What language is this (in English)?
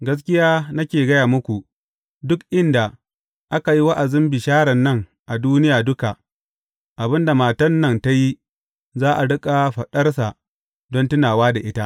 Hausa